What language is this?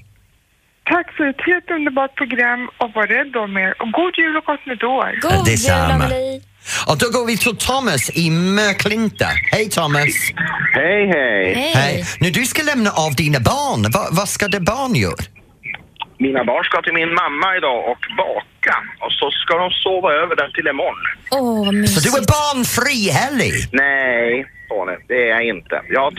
Swedish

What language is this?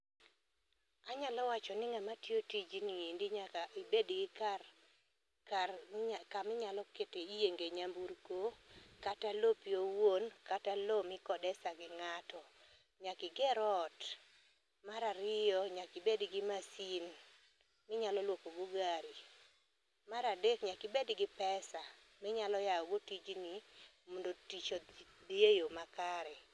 Luo (Kenya and Tanzania)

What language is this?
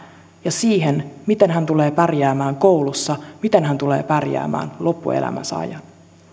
Finnish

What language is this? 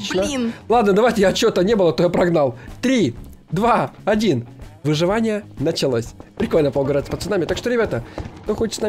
Russian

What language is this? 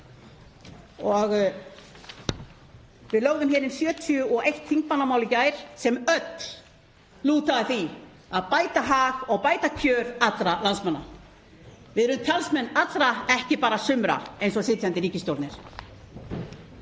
Icelandic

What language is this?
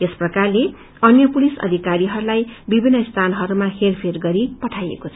Nepali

